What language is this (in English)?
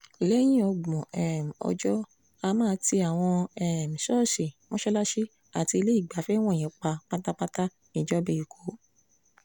Yoruba